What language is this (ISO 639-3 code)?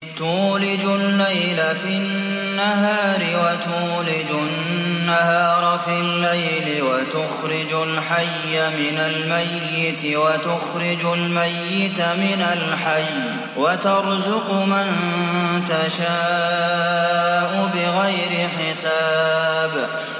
ara